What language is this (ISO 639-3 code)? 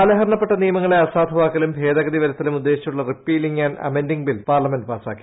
mal